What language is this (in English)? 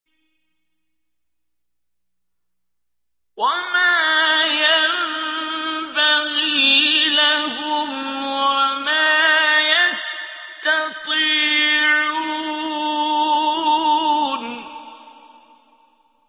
Arabic